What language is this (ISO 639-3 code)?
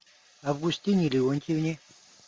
rus